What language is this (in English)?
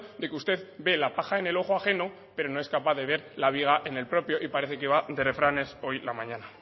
Spanish